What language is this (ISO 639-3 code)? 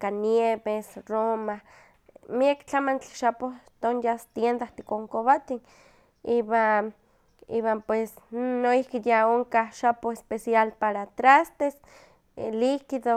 nhq